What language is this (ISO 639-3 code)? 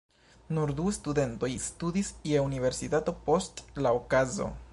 epo